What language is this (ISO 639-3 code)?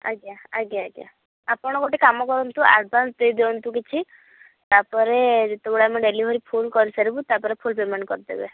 ori